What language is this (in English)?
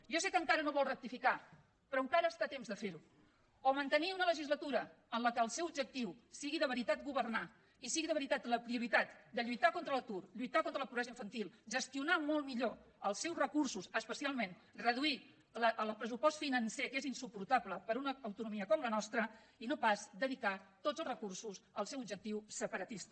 Catalan